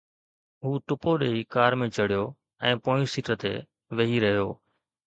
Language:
Sindhi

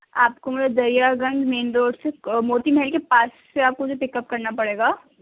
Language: Urdu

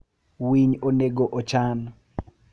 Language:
Luo (Kenya and Tanzania)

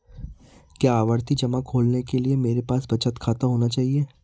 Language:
Hindi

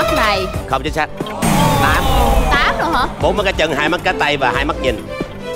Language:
Vietnamese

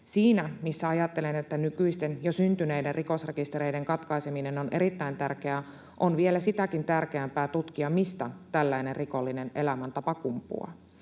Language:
Finnish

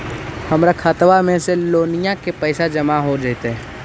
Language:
Magahi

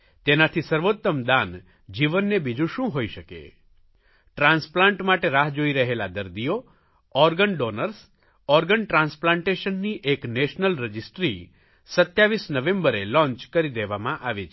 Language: Gujarati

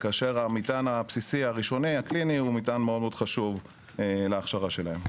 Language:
Hebrew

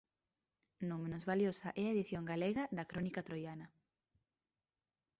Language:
Galician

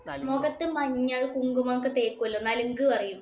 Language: Malayalam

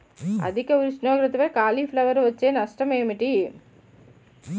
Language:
Telugu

